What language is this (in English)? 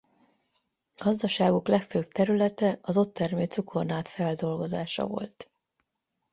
Hungarian